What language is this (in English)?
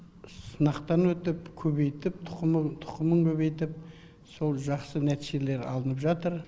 Kazakh